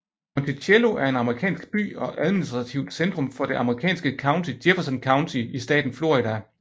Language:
Danish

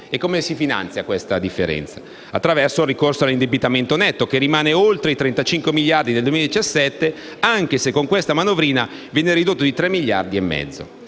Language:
Italian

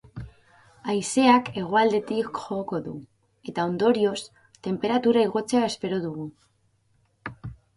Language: Basque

